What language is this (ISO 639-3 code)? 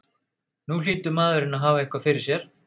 isl